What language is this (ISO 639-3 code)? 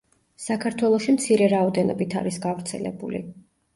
kat